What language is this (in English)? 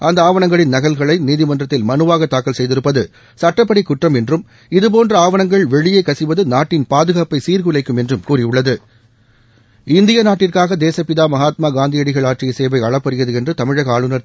Tamil